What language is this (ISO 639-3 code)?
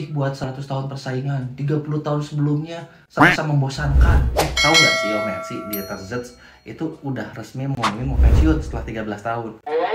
ind